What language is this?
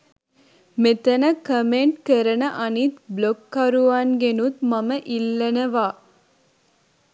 Sinhala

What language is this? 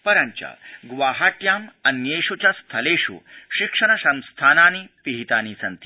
Sanskrit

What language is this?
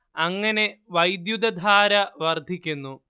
Malayalam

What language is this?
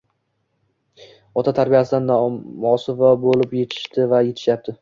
Uzbek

